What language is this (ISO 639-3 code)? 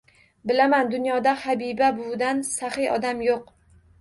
uzb